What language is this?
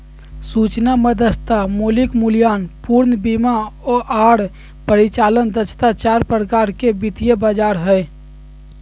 Magahi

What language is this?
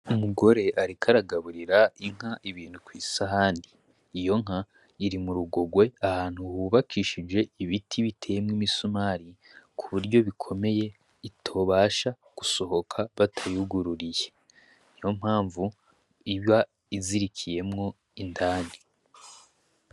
Rundi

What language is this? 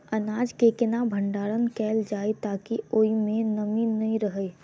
Maithili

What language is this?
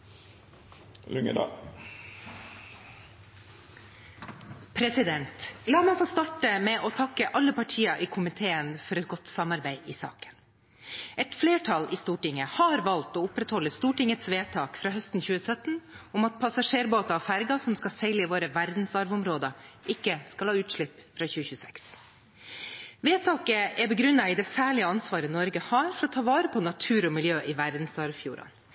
Norwegian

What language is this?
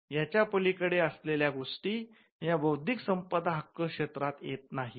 Marathi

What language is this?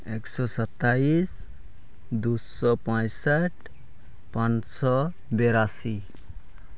Santali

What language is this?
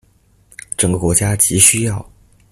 Chinese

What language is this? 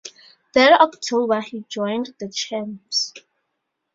English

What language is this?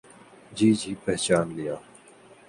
Urdu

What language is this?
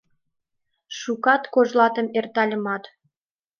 Mari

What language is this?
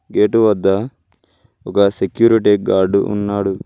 Telugu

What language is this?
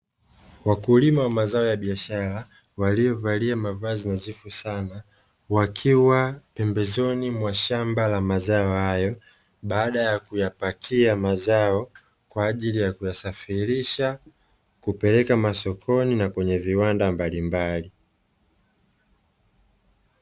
Swahili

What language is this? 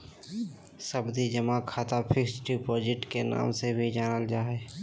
Magahi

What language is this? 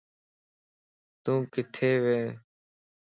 Lasi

